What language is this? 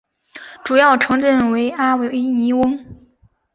Chinese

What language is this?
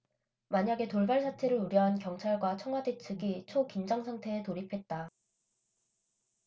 Korean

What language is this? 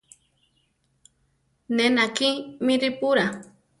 Central Tarahumara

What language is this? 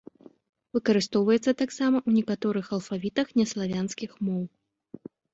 Belarusian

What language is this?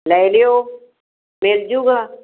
Punjabi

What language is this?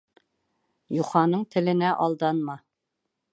Bashkir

